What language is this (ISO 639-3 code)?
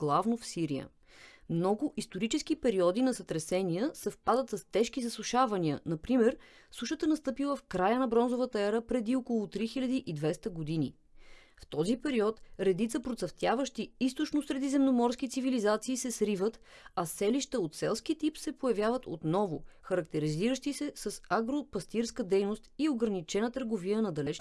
bul